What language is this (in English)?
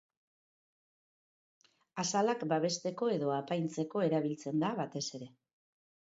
Basque